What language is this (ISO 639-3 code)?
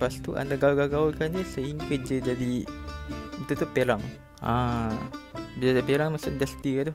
msa